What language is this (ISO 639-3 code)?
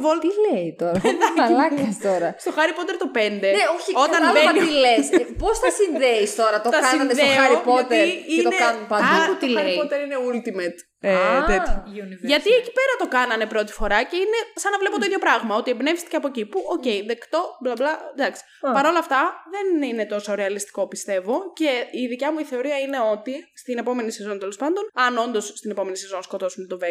ell